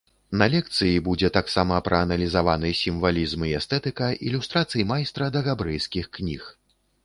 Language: Belarusian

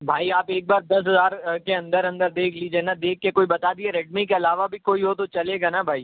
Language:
Urdu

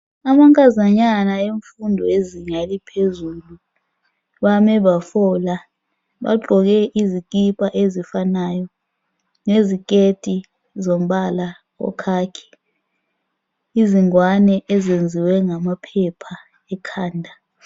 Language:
North Ndebele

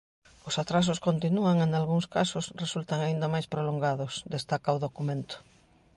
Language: Galician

